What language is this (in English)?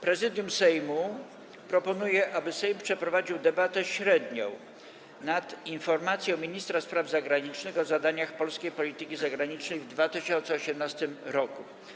Polish